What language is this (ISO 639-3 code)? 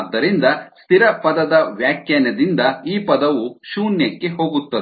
kan